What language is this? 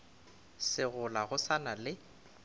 Northern Sotho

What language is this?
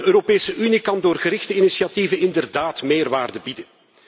Dutch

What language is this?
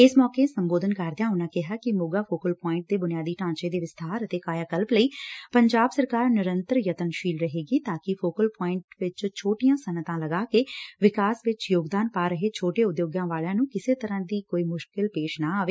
Punjabi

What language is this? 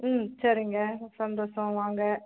Tamil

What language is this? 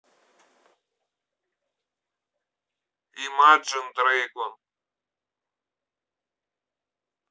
Russian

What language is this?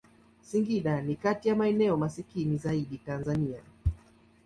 Swahili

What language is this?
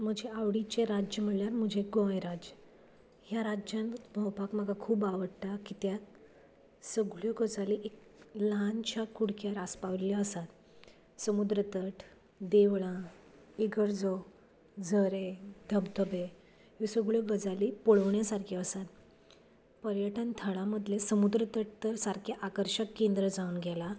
Konkani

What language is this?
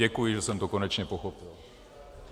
Czech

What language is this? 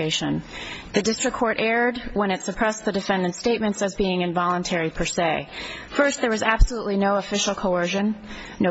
English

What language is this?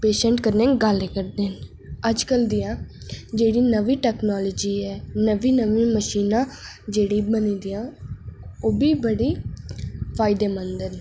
Dogri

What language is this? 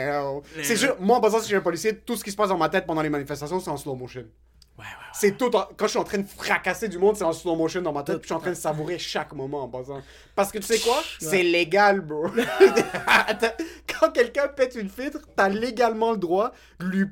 French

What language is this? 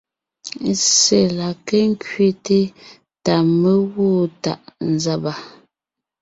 Ngiemboon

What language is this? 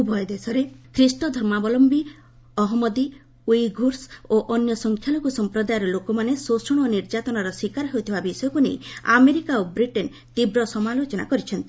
Odia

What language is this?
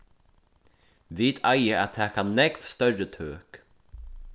Faroese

